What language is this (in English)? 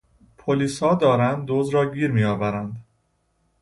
Persian